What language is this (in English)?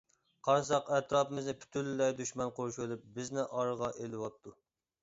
Uyghur